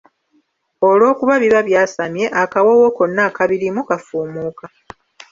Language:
Ganda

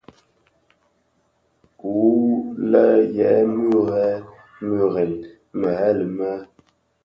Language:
Bafia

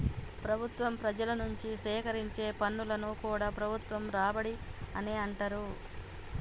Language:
Telugu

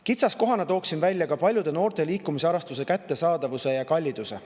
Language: Estonian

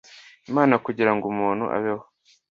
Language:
Kinyarwanda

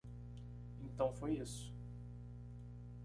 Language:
Portuguese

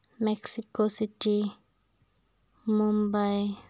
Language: Malayalam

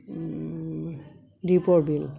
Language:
Assamese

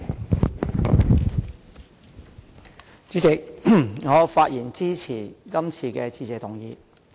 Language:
Cantonese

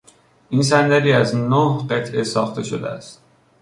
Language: Persian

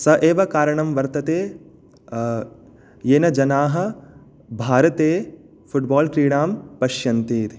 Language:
Sanskrit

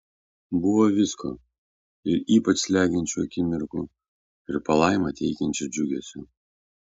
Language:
Lithuanian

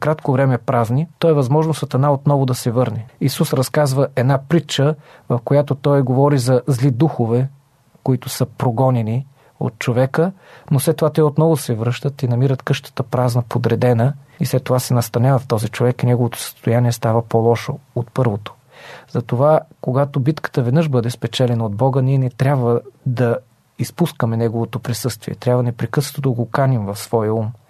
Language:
Bulgarian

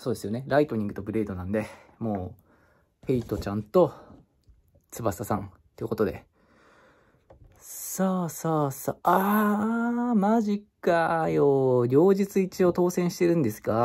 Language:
Japanese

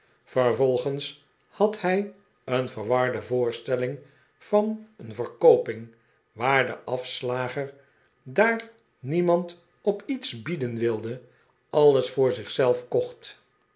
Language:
Dutch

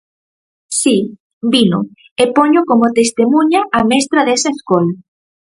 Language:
Galician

